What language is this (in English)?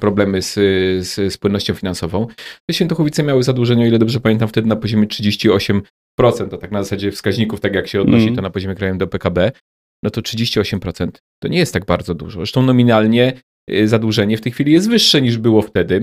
Polish